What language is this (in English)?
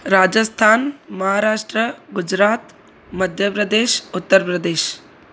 Sindhi